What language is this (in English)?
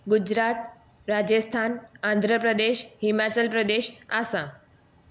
Gujarati